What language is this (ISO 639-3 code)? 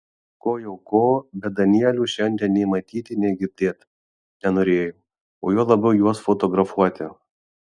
lit